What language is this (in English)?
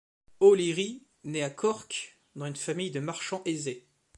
French